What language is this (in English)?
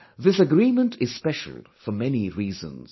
English